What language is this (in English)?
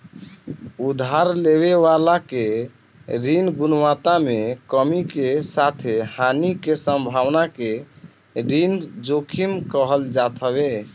Bhojpuri